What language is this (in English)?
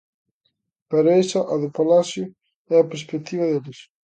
Galician